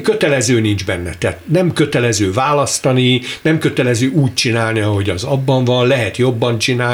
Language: Hungarian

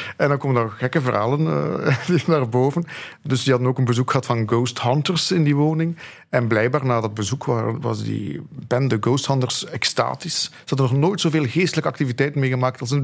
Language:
Dutch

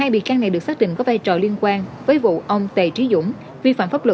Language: Vietnamese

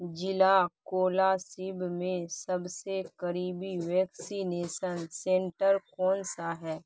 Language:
Urdu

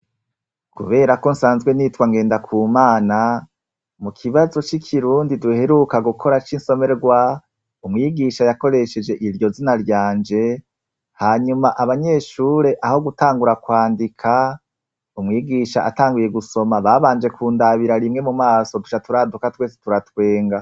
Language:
Rundi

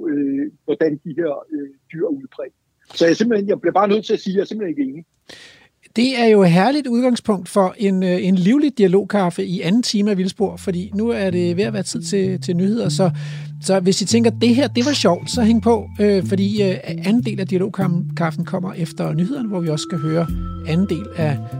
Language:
Danish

